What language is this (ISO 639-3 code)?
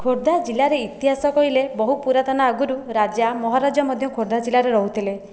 ori